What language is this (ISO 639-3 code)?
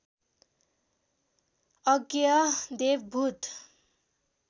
nep